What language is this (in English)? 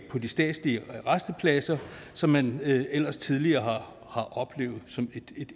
Danish